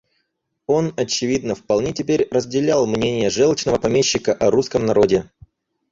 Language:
Russian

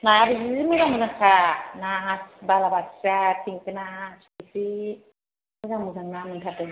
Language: Bodo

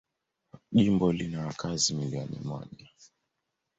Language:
Swahili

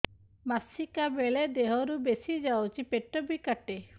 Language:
Odia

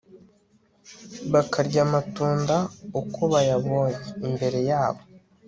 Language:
Kinyarwanda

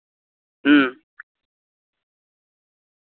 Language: Maithili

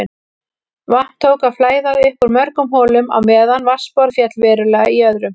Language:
Icelandic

